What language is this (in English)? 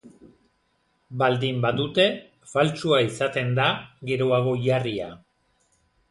Basque